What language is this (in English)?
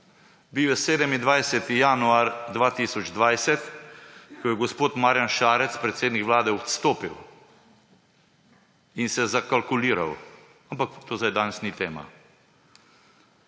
Slovenian